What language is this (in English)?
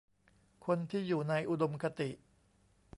Thai